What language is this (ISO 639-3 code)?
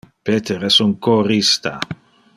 ina